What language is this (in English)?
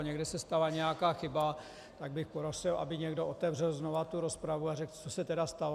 Czech